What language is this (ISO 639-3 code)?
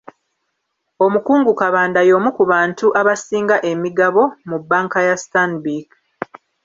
lug